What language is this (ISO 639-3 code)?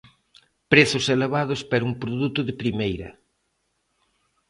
glg